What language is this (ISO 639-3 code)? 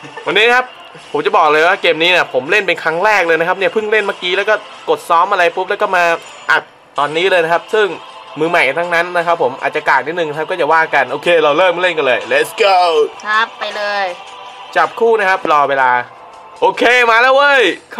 tha